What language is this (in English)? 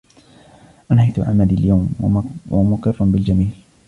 Arabic